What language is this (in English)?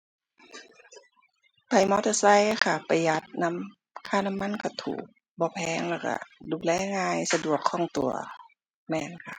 Thai